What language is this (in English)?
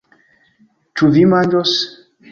Esperanto